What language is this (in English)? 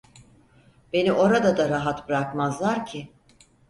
Turkish